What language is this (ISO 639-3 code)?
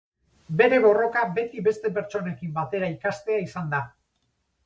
eus